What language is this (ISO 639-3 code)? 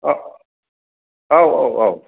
brx